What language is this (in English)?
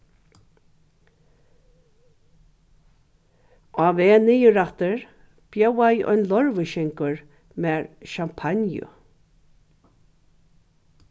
Faroese